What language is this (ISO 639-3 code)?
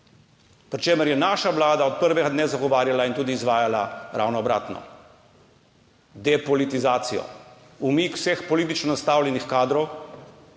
slv